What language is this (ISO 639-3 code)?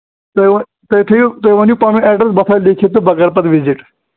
kas